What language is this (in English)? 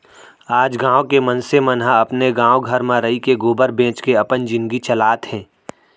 Chhattisgarhi